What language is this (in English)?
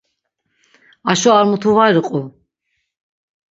Laz